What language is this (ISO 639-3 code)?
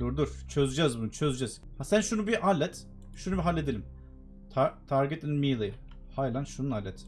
tur